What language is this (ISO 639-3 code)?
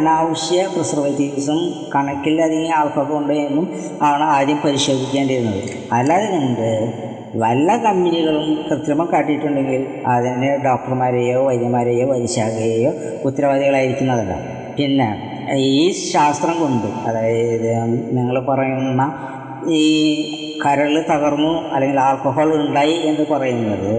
mal